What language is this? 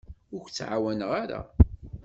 Kabyle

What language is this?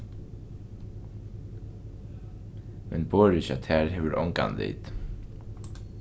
Faroese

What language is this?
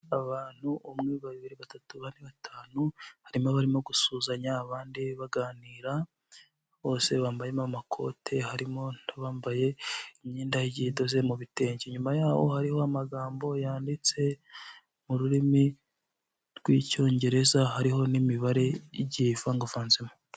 Kinyarwanda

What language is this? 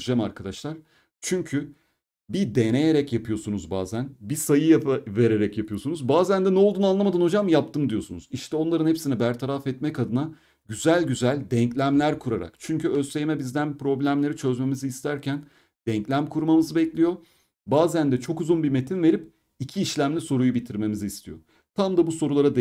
Turkish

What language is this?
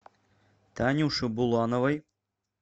Russian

